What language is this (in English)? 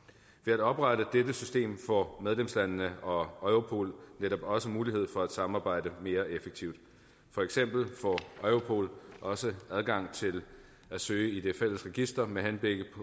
Danish